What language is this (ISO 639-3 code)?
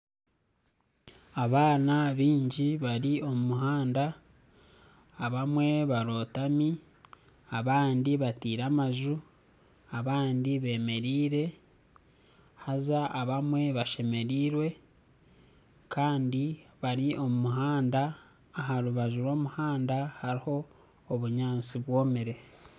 nyn